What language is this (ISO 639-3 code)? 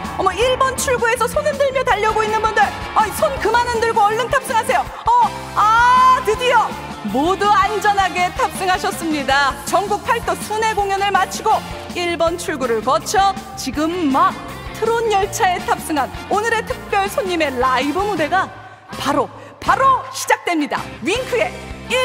kor